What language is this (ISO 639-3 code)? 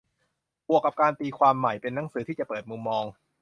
tha